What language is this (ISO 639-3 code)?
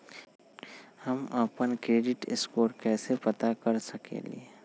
mag